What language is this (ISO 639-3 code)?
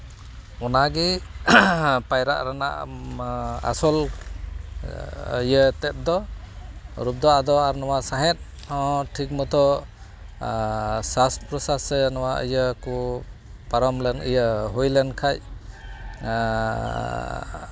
sat